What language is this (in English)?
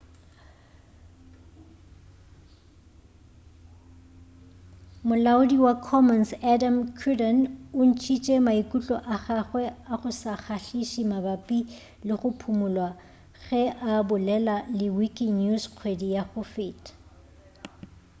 Northern Sotho